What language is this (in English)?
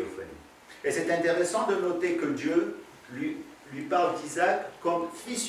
French